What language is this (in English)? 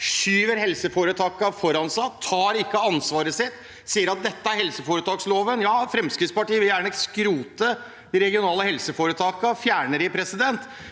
Norwegian